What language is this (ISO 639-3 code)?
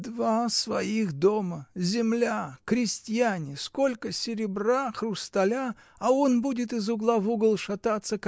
rus